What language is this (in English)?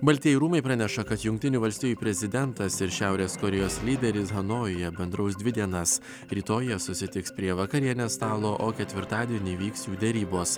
Lithuanian